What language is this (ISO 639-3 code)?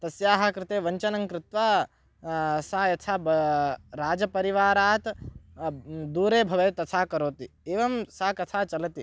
san